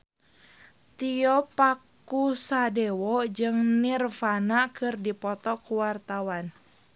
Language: Sundanese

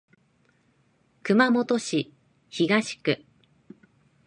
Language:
Japanese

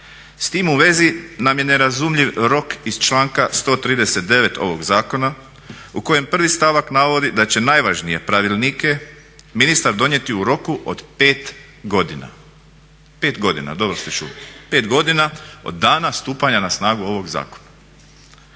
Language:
Croatian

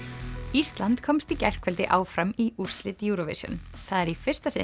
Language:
Icelandic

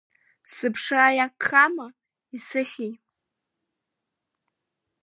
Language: Abkhazian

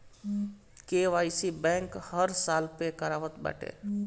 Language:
Bhojpuri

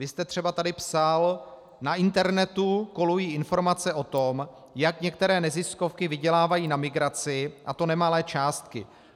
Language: Czech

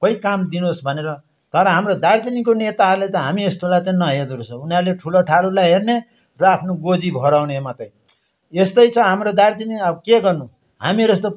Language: Nepali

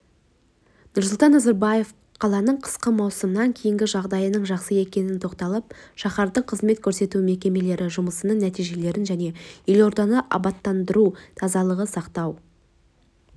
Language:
Kazakh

